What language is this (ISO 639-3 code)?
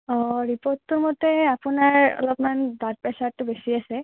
asm